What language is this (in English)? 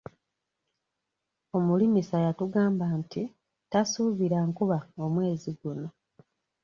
Ganda